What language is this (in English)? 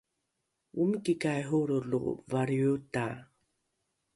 Rukai